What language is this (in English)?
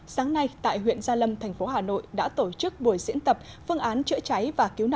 Vietnamese